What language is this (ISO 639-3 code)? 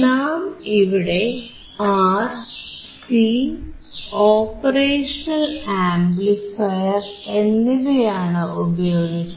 mal